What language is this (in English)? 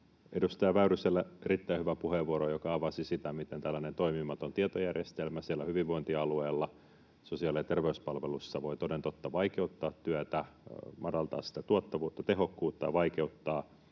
Finnish